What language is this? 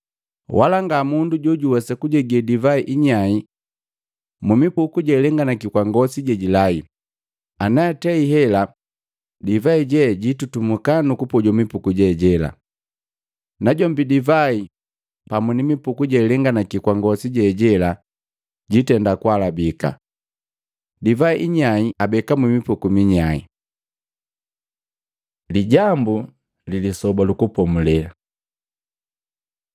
Matengo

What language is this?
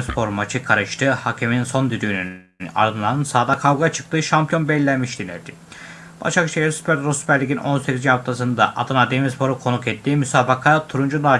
Turkish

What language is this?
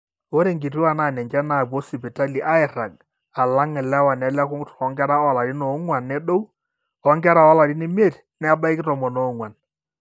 Masai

